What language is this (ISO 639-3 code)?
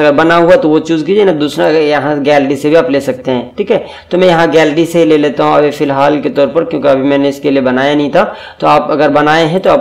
hin